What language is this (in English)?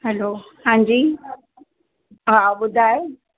Sindhi